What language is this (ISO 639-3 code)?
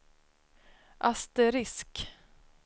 swe